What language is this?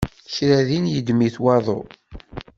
Kabyle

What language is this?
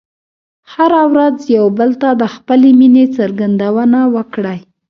Pashto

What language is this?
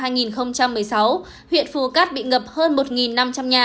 Vietnamese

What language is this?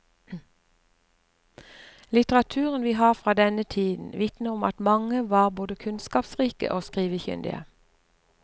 Norwegian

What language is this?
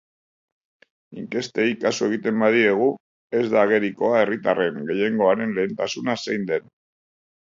Basque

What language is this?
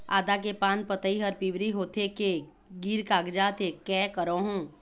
Chhattisgarhi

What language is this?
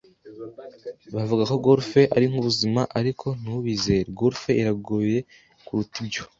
Kinyarwanda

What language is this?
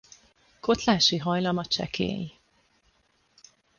Hungarian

